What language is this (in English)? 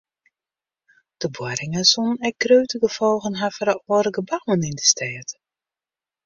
Western Frisian